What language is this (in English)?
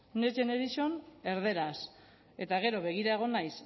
Basque